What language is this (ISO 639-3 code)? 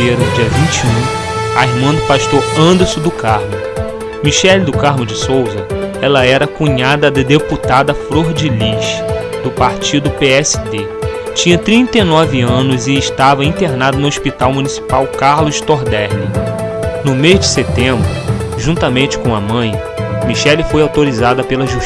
por